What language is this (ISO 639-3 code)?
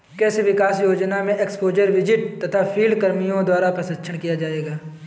hin